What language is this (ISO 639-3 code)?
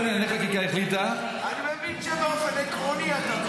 heb